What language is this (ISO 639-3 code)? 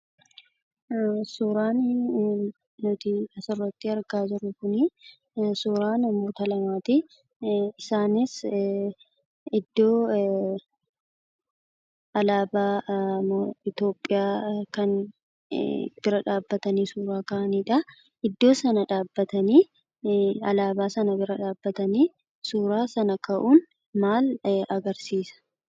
orm